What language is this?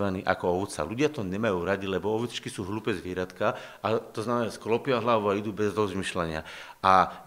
Slovak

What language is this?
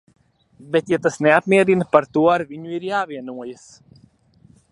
Latvian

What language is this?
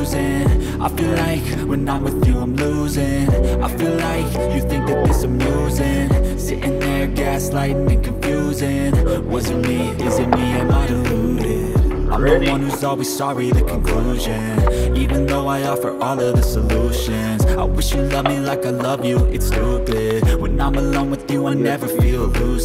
English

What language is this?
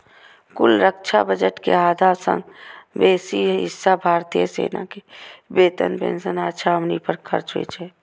Maithili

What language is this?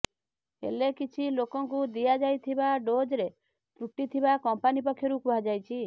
Odia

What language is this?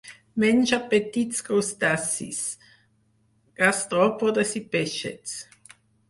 Catalan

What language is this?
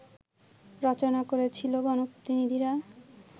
Bangla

